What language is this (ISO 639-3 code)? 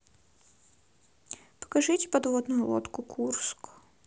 rus